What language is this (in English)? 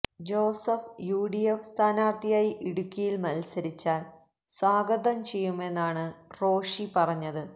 Malayalam